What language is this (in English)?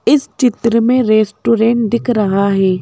Hindi